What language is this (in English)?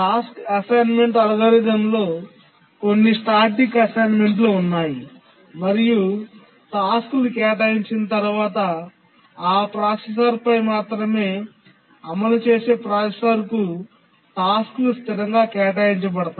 Telugu